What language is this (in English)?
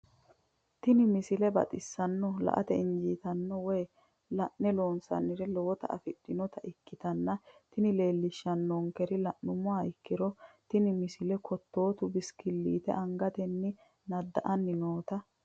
Sidamo